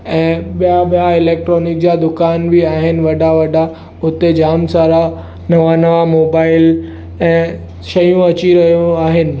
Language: Sindhi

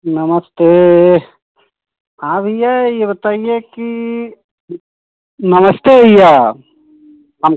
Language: Hindi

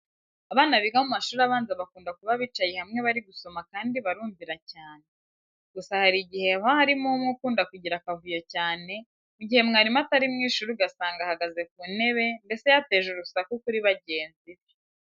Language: Kinyarwanda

